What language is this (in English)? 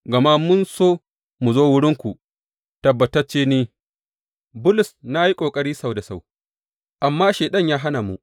Hausa